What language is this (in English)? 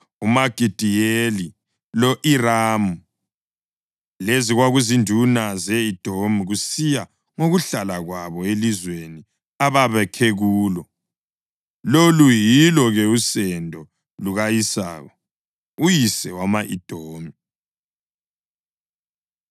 North Ndebele